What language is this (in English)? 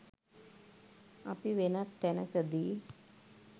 Sinhala